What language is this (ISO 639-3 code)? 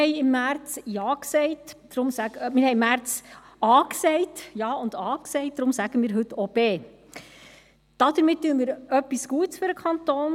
gsw